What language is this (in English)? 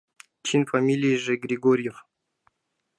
Mari